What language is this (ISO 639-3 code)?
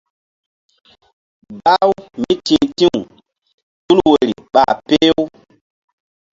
mdd